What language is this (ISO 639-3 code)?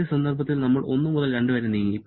mal